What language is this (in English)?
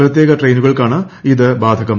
Malayalam